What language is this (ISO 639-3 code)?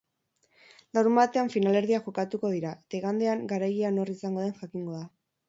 eus